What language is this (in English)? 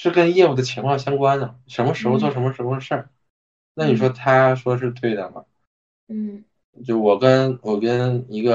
Chinese